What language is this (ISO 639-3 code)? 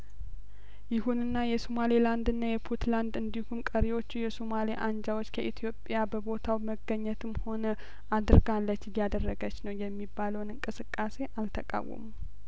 amh